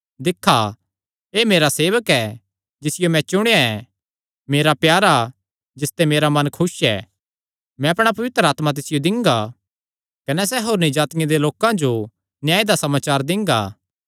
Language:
Kangri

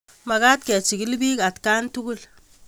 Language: Kalenjin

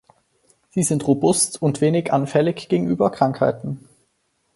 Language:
German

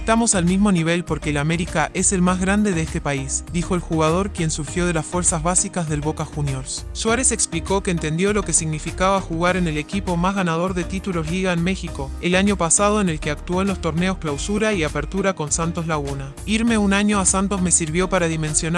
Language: Spanish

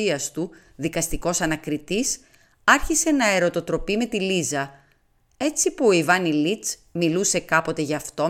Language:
Greek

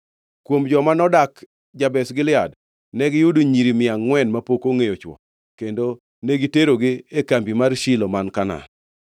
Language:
Luo (Kenya and Tanzania)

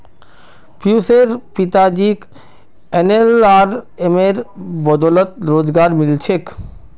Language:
Magahi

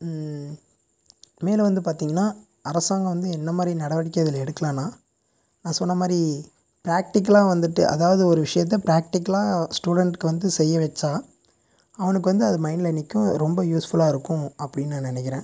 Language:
Tamil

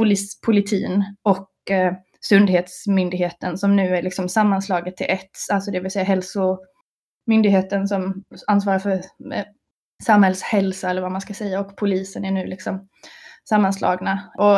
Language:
Swedish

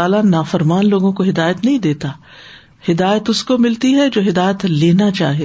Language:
Urdu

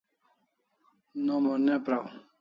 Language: Kalasha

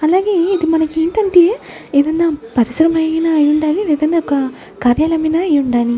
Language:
Telugu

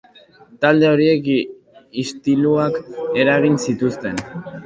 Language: Basque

